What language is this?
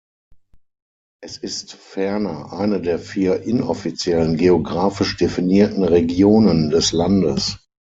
German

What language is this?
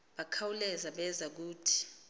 Xhosa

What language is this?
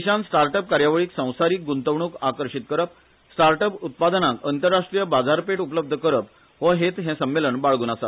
Konkani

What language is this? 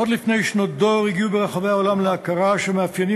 Hebrew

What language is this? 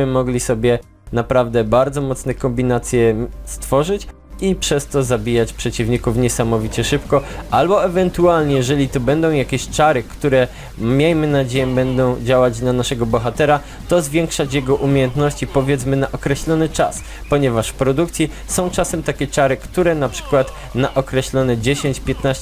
Polish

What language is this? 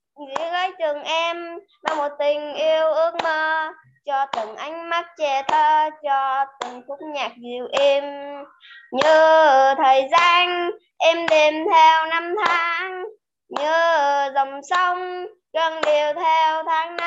Vietnamese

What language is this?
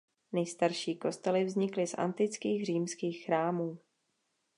Czech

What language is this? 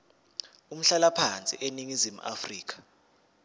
Zulu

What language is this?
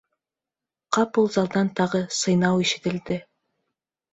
Bashkir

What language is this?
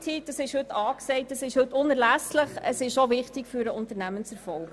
Swiss German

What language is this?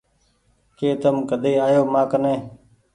Goaria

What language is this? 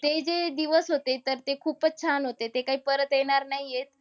Marathi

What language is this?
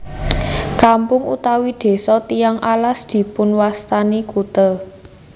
Javanese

